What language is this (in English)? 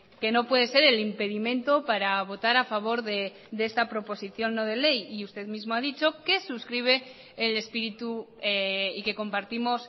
Spanish